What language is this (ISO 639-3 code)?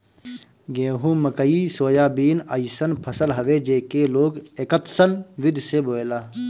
bho